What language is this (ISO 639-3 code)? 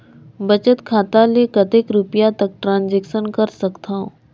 hne